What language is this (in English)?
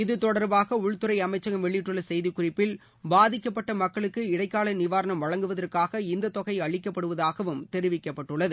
Tamil